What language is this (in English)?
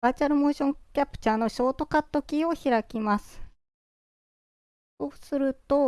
Japanese